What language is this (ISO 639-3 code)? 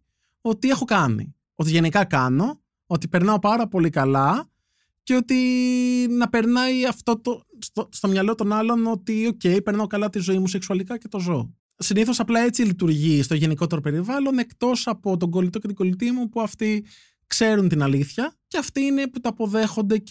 ell